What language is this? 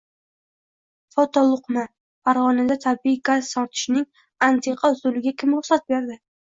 Uzbek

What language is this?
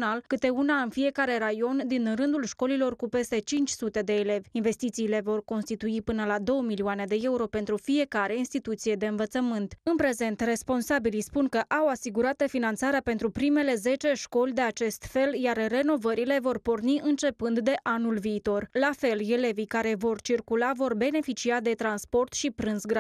Romanian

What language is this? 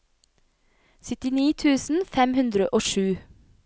Norwegian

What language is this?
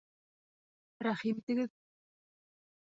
Bashkir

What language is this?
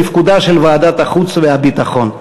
Hebrew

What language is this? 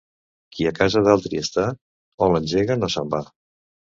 Catalan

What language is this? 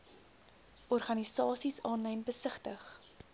Afrikaans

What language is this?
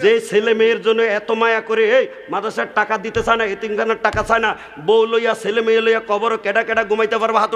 Hindi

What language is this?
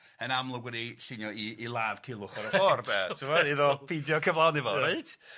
Welsh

